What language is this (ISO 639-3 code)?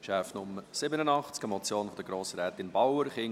gsw